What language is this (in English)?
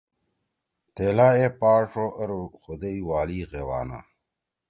Torwali